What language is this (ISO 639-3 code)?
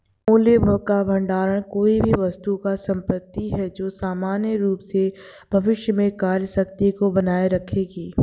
hin